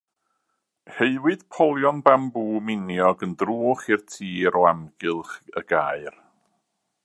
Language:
Welsh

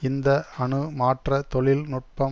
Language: Tamil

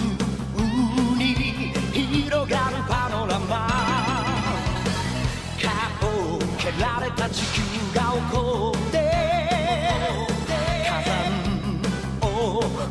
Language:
Japanese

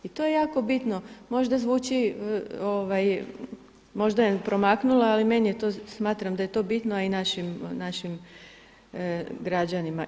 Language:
Croatian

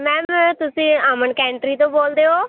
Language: Punjabi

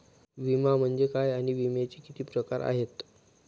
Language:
Marathi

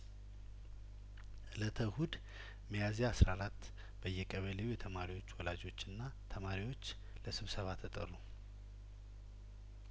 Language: Amharic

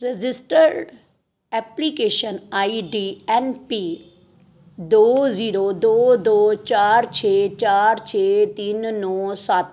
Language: Punjabi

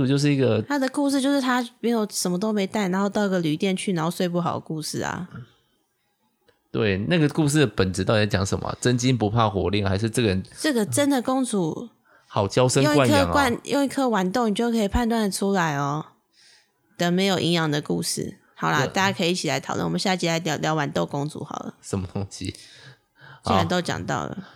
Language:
Chinese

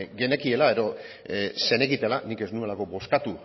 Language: Basque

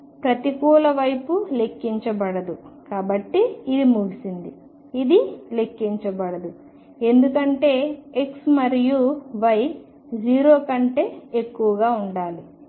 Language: Telugu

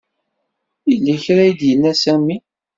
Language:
Kabyle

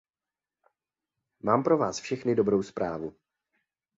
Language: Czech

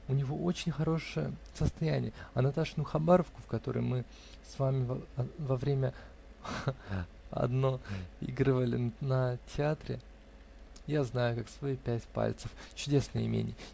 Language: Russian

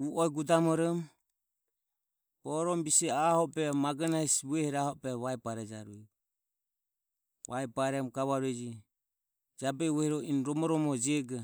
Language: Ömie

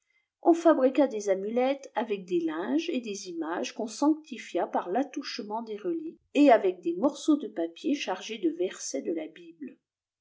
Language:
French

